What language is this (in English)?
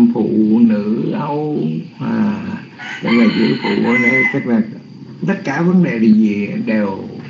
Vietnamese